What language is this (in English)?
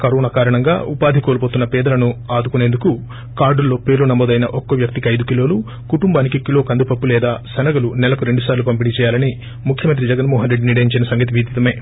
Telugu